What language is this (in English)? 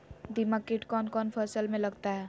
Magahi